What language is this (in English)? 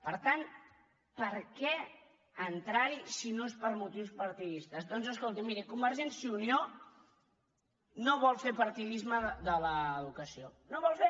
Catalan